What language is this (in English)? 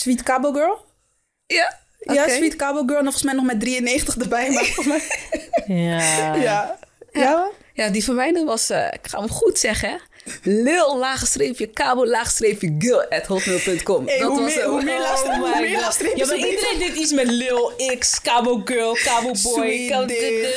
Dutch